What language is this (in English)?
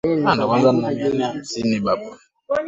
Swahili